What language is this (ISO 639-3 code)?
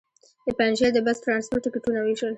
pus